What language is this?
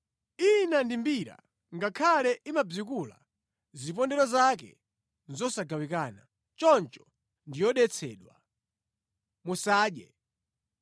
Nyanja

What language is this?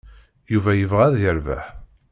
Kabyle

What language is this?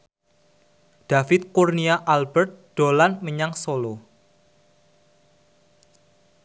Javanese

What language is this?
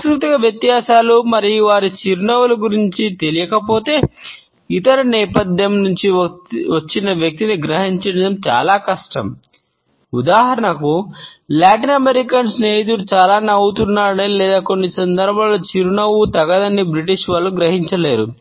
Telugu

